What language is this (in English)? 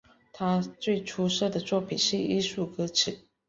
Chinese